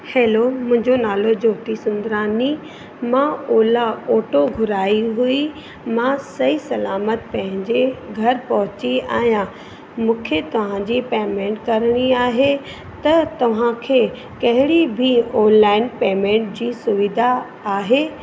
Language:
Sindhi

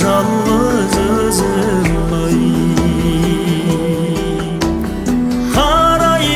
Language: Romanian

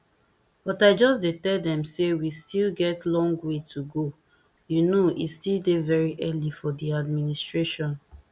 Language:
Nigerian Pidgin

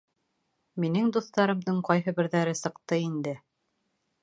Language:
Bashkir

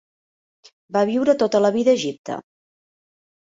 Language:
Catalan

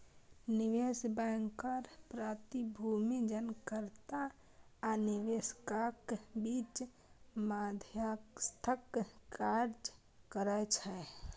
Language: Maithili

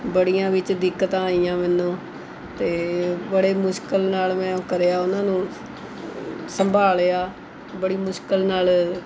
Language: Punjabi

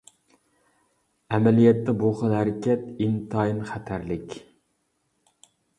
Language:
Uyghur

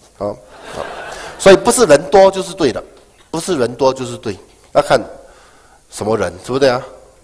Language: Chinese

